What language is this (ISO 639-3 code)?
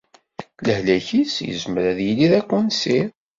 kab